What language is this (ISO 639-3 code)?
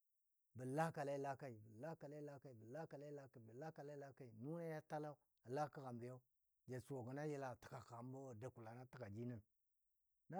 dbd